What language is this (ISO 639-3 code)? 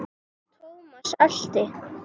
isl